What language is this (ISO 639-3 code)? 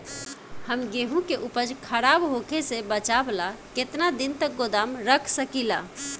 bho